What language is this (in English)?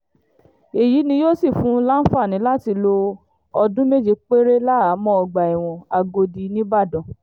Yoruba